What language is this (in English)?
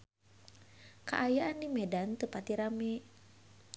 Sundanese